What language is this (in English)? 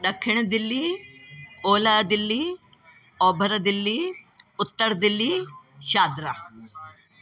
Sindhi